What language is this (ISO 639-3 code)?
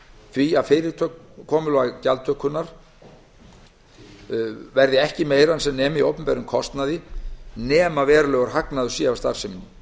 isl